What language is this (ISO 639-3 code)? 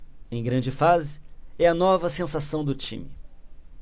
por